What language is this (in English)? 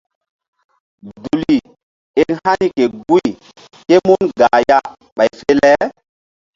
Mbum